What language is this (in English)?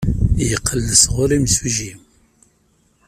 Kabyle